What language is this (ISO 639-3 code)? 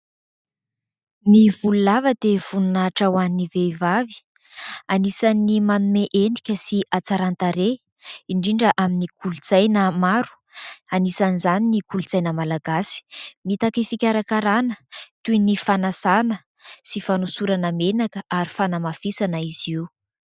mlg